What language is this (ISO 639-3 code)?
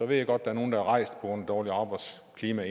dan